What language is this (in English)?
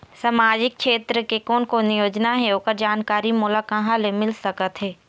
Chhattisgarhi